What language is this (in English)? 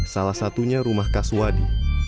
Indonesian